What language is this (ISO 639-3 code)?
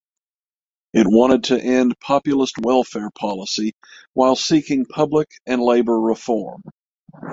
eng